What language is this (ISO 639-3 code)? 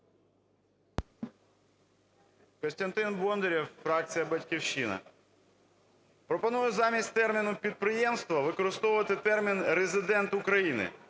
ukr